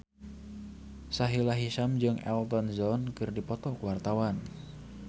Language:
Sundanese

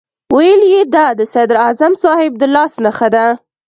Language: Pashto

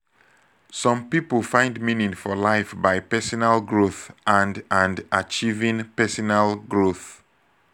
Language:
Nigerian Pidgin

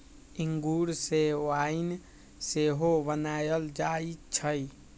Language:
Magahi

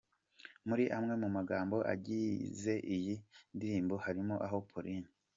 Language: Kinyarwanda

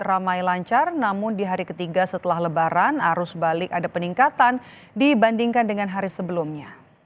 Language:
Indonesian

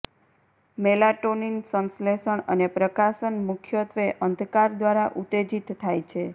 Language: Gujarati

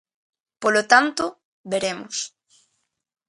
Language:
Galician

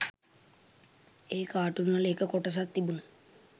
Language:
Sinhala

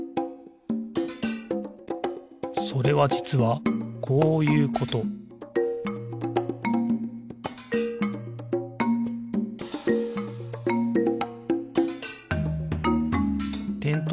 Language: Japanese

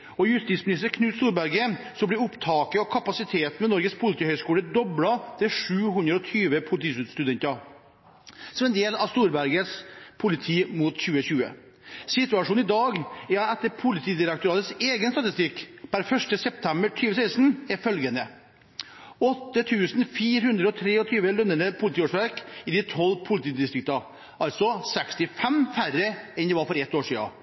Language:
Norwegian Bokmål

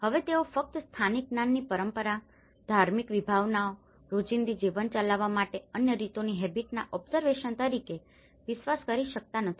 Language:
Gujarati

